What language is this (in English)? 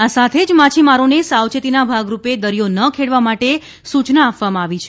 Gujarati